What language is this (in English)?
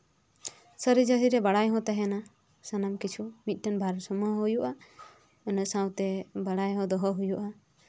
Santali